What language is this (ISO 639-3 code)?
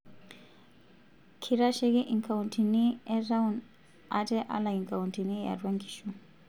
mas